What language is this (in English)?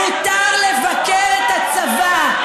Hebrew